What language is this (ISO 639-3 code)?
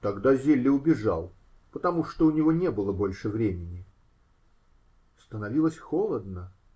rus